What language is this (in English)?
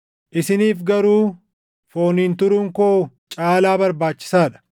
Oromo